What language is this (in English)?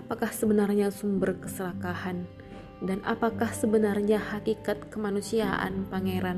Indonesian